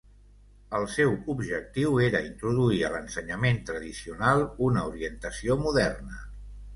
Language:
Catalan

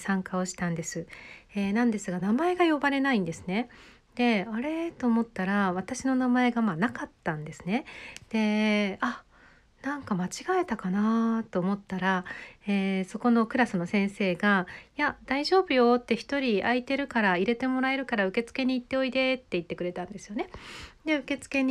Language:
Japanese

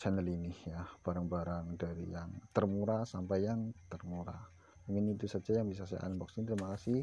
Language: Indonesian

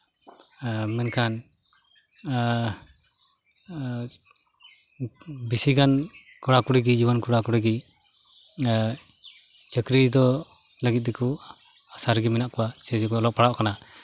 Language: Santali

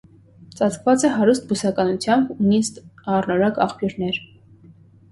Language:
Armenian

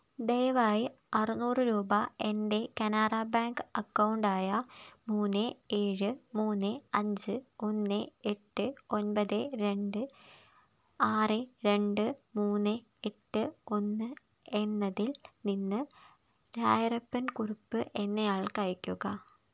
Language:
Malayalam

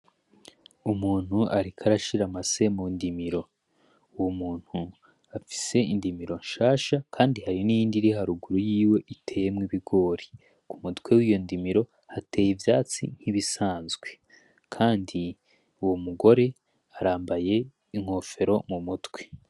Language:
Rundi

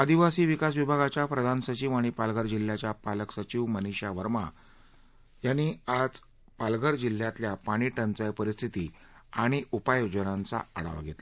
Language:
Marathi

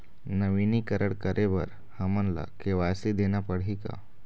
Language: Chhattisgarhi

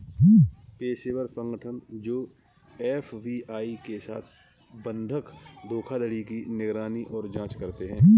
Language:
Hindi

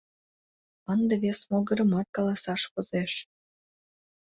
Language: Mari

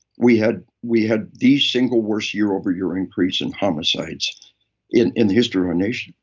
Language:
English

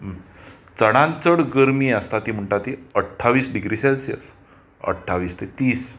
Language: Konkani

